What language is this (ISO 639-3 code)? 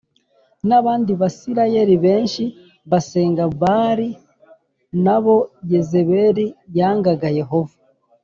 kin